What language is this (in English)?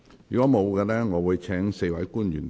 Cantonese